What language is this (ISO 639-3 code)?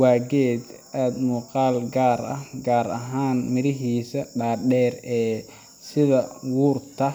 som